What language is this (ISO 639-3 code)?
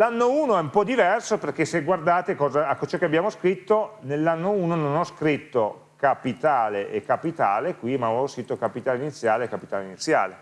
ita